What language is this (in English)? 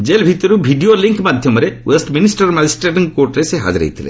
Odia